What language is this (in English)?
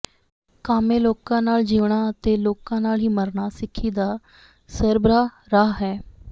Punjabi